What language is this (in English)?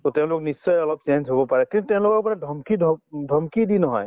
Assamese